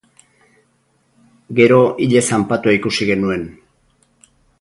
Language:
Basque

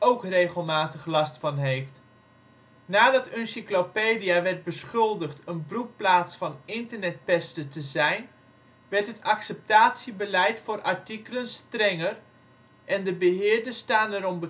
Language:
Dutch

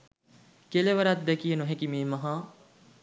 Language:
Sinhala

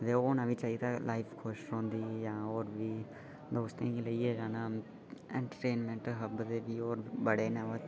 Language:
Dogri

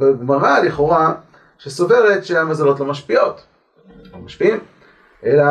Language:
Hebrew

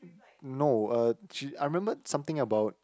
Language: English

